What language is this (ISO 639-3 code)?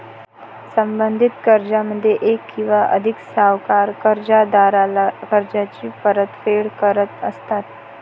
mar